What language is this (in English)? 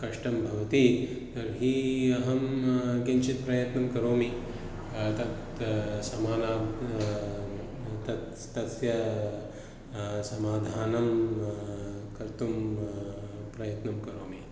Sanskrit